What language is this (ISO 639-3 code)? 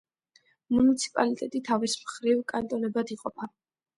kat